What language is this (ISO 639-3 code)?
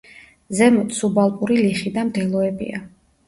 kat